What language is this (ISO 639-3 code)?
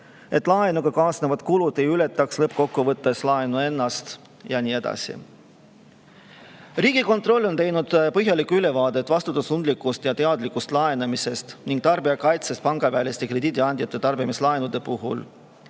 est